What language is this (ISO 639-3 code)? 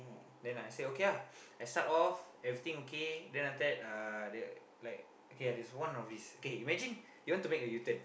eng